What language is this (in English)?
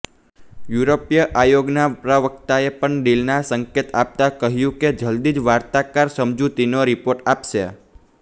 Gujarati